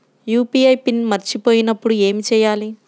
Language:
Telugu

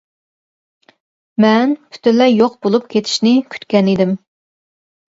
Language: Uyghur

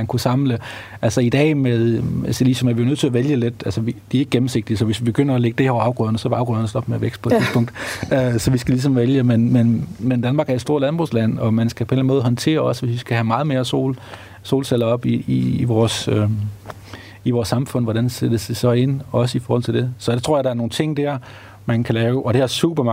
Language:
Danish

